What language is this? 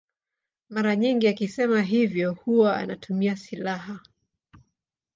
Swahili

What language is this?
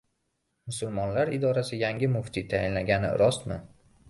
Uzbek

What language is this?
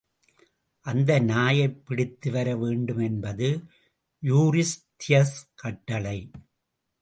Tamil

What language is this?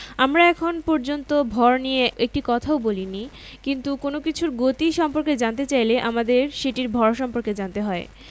Bangla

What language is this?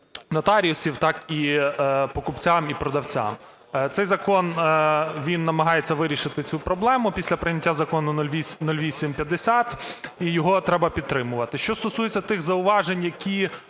Ukrainian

